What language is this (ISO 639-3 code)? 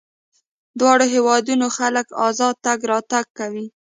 pus